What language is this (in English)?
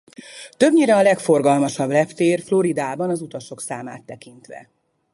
Hungarian